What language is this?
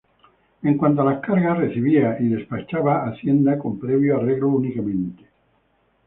Spanish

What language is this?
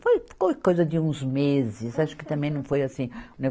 Portuguese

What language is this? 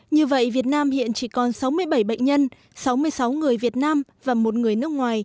Vietnamese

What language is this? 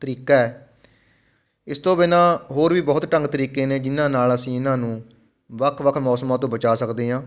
Punjabi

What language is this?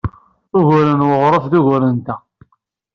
Kabyle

